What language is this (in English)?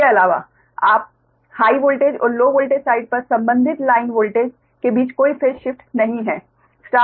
Hindi